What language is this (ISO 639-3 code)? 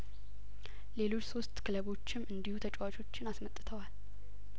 amh